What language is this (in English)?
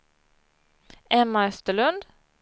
Swedish